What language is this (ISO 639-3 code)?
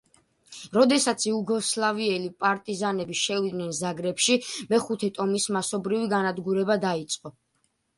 kat